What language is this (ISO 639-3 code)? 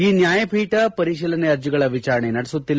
kan